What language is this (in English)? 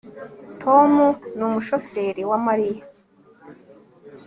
Kinyarwanda